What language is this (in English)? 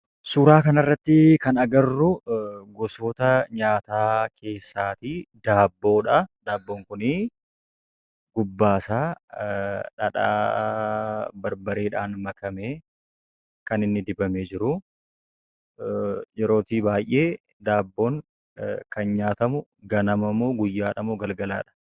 Oromo